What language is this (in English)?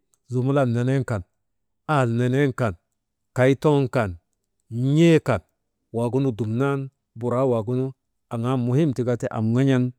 Maba